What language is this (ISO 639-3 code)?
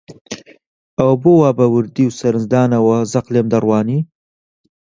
ckb